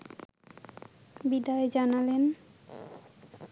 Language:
Bangla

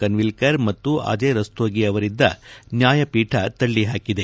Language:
Kannada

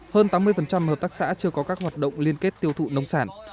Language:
Vietnamese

